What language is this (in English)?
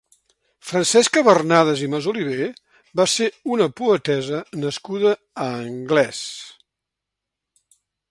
Catalan